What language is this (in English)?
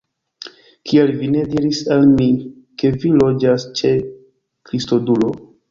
Esperanto